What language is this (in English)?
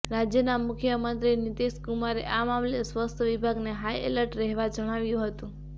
Gujarati